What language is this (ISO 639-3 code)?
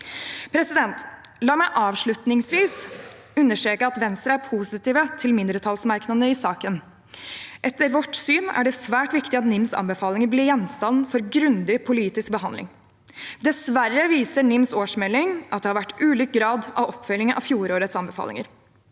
nor